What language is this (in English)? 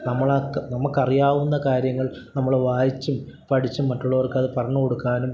Malayalam